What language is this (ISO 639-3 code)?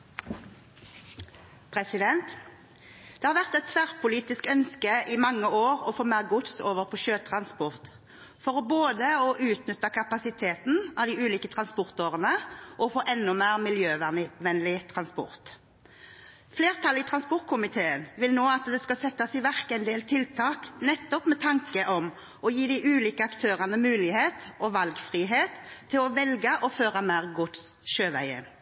nob